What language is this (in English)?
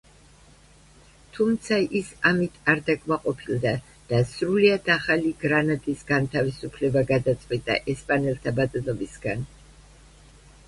Georgian